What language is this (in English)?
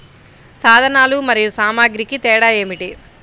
Telugu